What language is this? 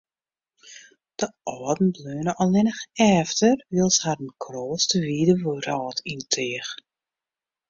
Western Frisian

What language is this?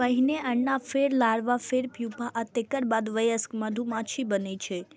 Maithili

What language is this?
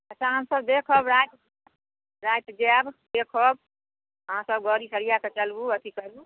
Maithili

